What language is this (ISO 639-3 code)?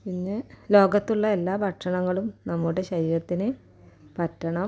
mal